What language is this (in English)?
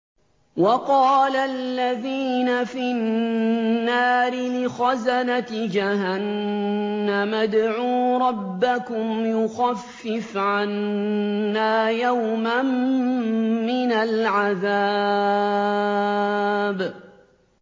Arabic